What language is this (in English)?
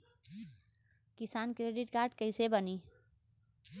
Bhojpuri